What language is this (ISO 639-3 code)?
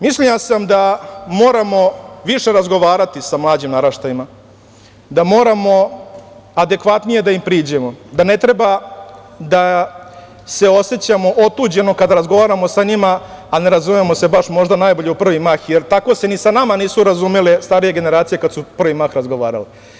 srp